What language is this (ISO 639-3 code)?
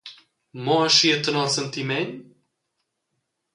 roh